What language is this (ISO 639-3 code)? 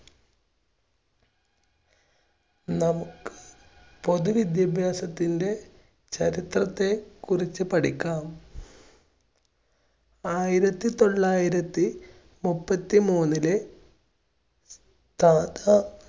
mal